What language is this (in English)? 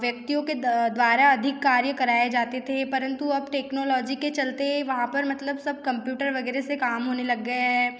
Hindi